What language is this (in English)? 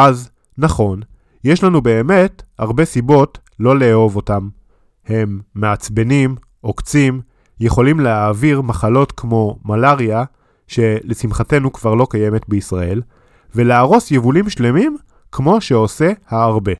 Hebrew